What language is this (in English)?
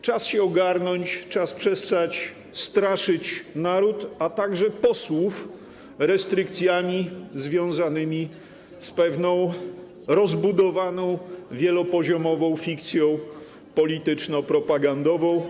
Polish